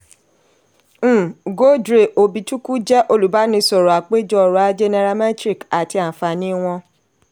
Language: Yoruba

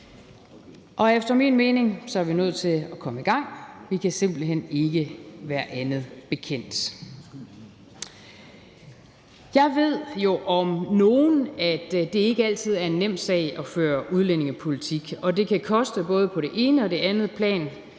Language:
Danish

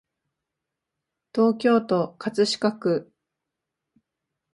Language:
Japanese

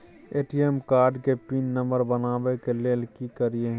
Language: Maithili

